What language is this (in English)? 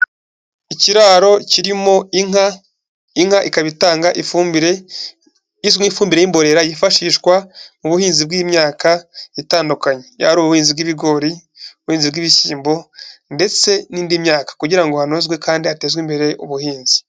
Kinyarwanda